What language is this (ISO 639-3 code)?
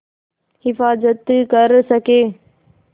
hin